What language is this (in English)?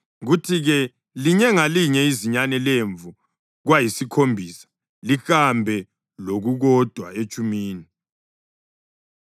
North Ndebele